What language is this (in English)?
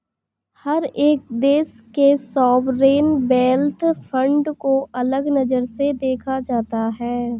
Hindi